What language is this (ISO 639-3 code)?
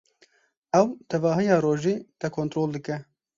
kur